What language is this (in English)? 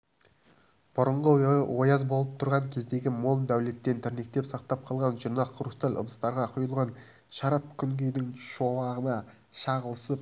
Kazakh